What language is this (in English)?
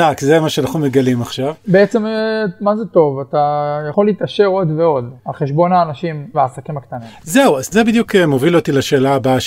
Hebrew